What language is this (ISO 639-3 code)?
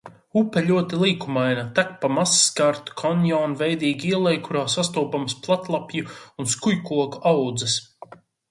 lav